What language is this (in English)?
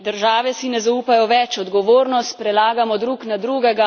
Slovenian